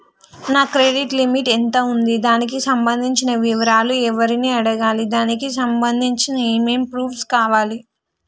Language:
Telugu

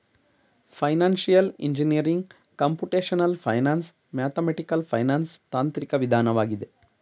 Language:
Kannada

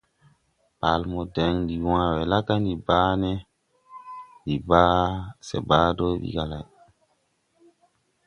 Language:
Tupuri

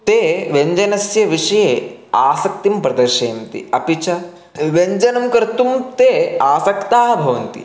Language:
Sanskrit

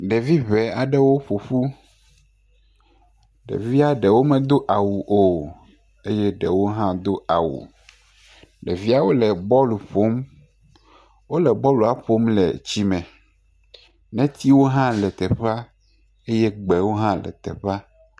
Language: Ewe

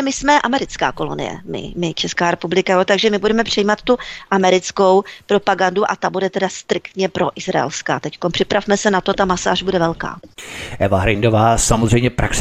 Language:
Czech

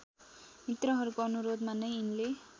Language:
Nepali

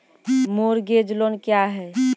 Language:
Maithili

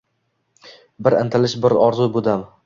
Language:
Uzbek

